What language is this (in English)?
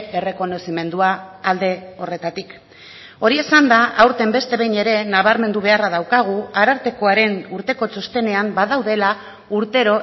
Basque